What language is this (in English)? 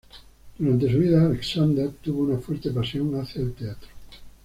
Spanish